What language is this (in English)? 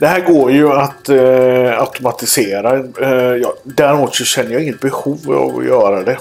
Swedish